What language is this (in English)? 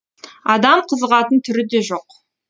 Kazakh